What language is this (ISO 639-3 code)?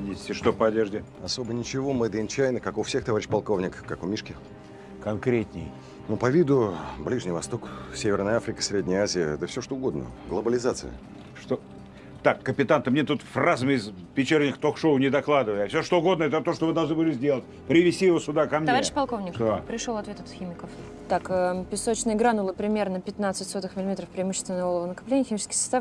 rus